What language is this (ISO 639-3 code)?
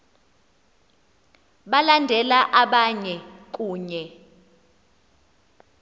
xho